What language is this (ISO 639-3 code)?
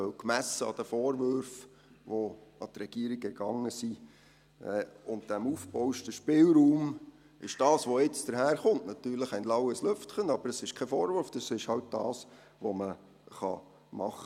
gsw